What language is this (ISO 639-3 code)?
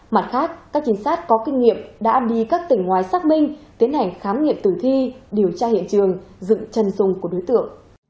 vie